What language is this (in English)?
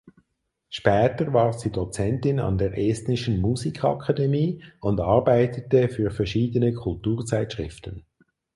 German